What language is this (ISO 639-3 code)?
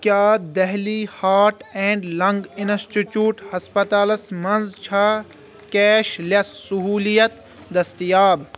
kas